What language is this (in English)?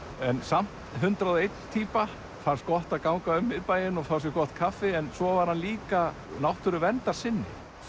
Icelandic